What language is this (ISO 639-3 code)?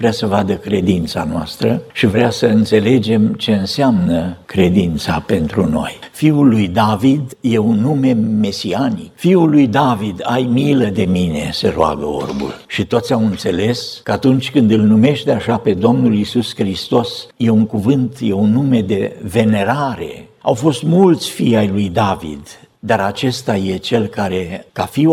ron